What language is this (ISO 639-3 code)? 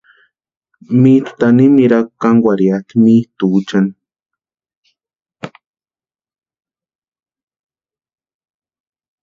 pua